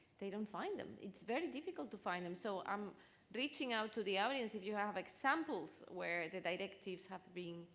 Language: English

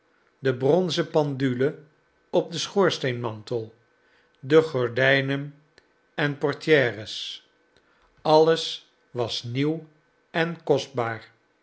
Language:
Dutch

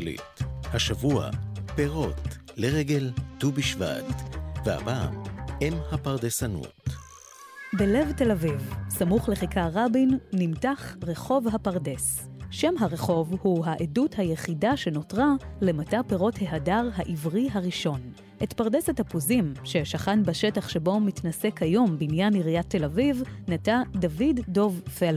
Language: Hebrew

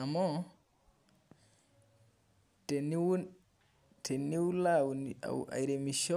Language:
Masai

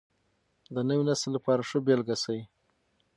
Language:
Pashto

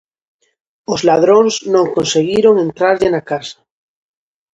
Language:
Galician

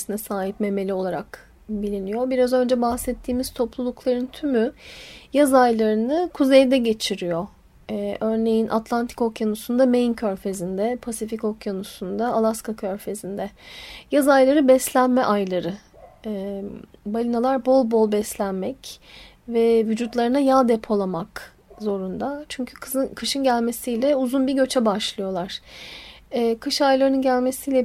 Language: Turkish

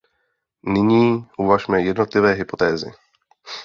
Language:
Czech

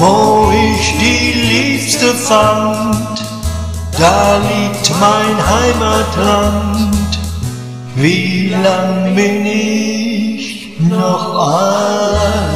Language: Dutch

